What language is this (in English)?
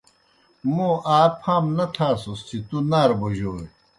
Kohistani Shina